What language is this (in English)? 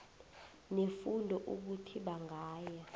South Ndebele